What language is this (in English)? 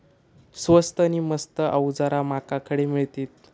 Marathi